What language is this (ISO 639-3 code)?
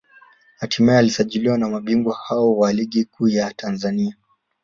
swa